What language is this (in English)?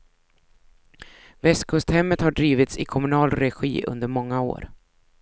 Swedish